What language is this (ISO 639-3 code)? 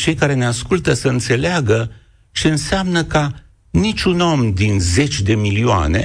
ron